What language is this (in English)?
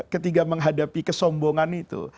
Indonesian